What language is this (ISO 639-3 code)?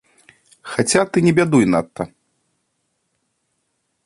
bel